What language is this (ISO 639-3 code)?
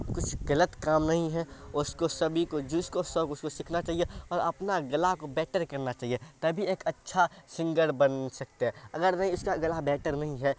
urd